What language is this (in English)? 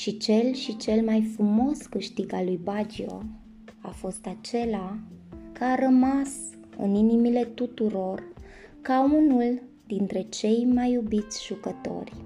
Romanian